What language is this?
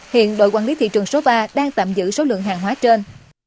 Vietnamese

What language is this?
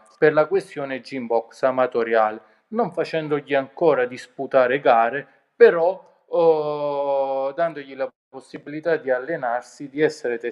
Italian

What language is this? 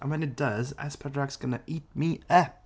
Welsh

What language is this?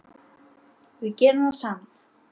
Icelandic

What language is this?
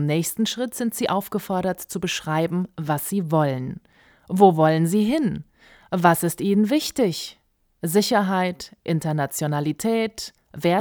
German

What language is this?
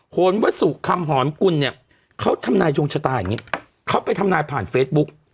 Thai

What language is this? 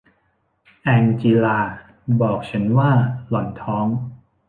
Thai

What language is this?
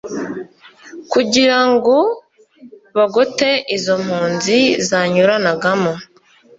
Kinyarwanda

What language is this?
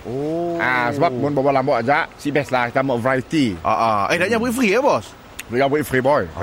Malay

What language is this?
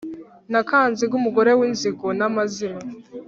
Kinyarwanda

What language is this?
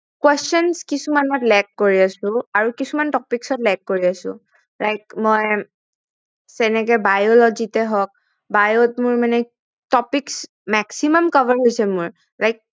Assamese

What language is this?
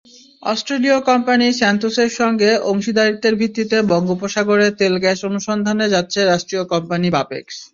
Bangla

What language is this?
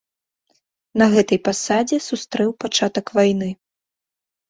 Belarusian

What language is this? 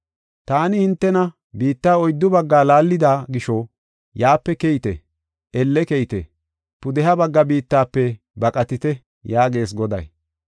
Gofa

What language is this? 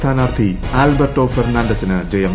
Malayalam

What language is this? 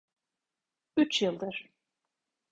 Turkish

